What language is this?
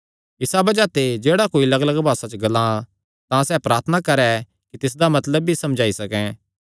Kangri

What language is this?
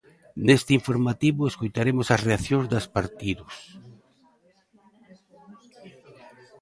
Galician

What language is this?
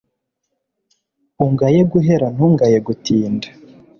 Kinyarwanda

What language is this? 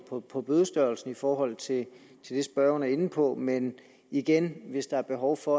Danish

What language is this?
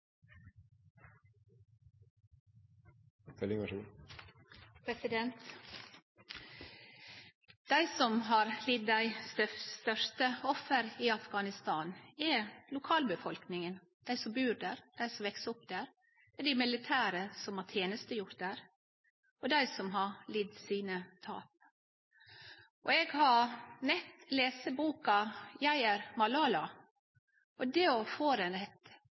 Norwegian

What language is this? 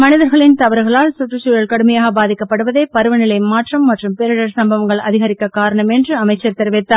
Tamil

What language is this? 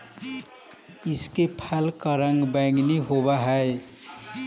Magahi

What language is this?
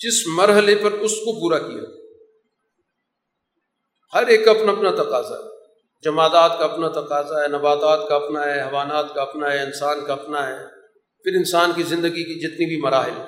Urdu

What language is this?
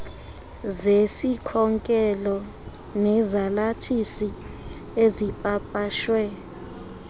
Xhosa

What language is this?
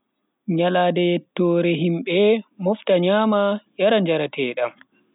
Bagirmi Fulfulde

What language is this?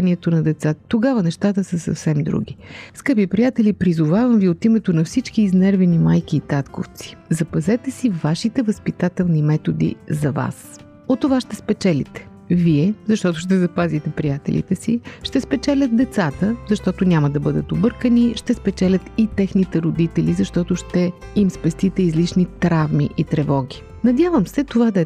Bulgarian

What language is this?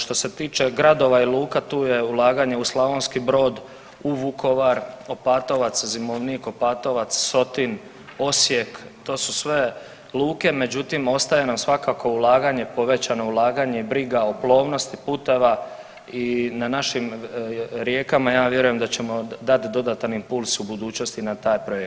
Croatian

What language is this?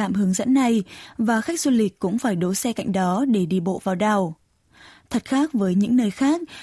Vietnamese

